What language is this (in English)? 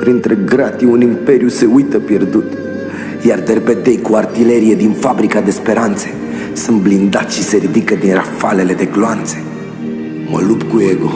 Romanian